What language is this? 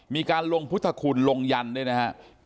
Thai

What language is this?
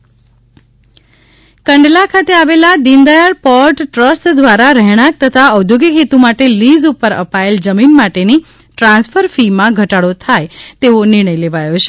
Gujarati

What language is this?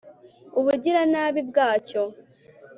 Kinyarwanda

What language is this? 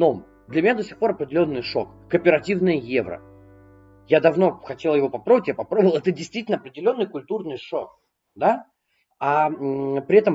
Russian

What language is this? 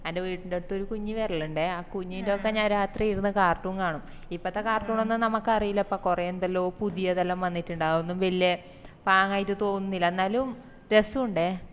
Malayalam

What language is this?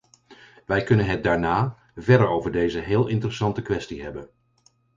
Dutch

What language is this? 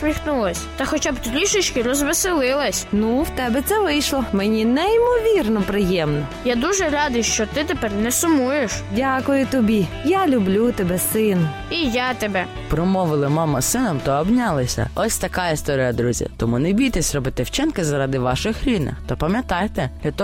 Ukrainian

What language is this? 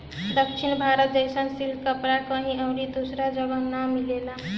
Bhojpuri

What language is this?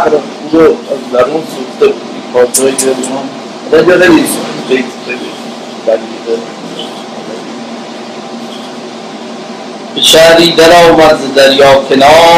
Persian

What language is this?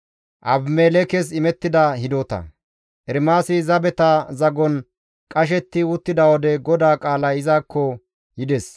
Gamo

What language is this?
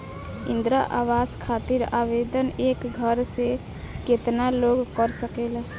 Bhojpuri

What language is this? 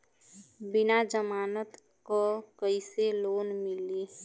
Bhojpuri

